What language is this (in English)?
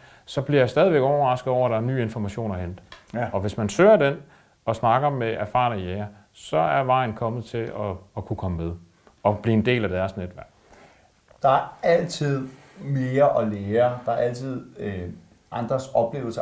Danish